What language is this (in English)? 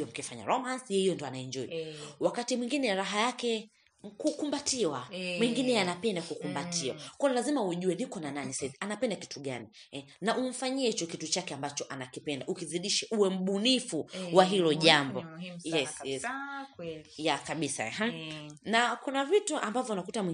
Swahili